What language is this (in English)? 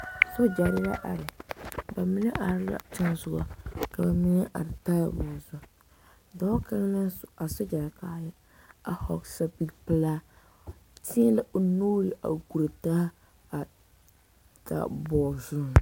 Southern Dagaare